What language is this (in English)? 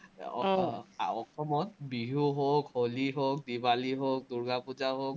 Assamese